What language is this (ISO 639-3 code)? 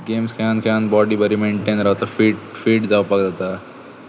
kok